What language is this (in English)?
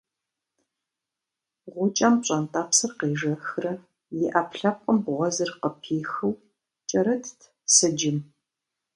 Kabardian